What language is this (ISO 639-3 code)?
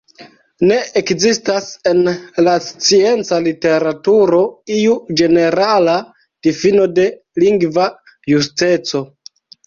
epo